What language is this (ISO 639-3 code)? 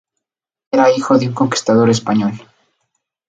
spa